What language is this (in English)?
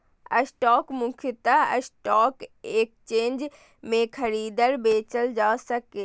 Maithili